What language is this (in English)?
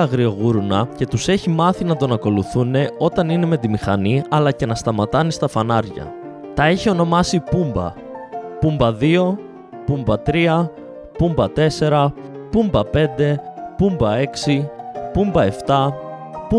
Greek